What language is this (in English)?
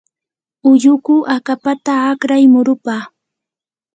Yanahuanca Pasco Quechua